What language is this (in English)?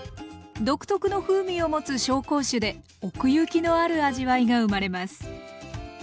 Japanese